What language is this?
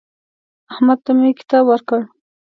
Pashto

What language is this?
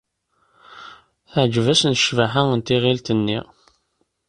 Kabyle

